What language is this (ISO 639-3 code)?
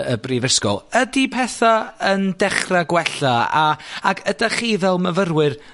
cym